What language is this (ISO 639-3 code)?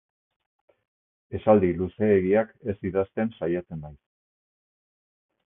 eus